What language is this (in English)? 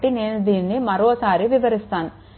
Telugu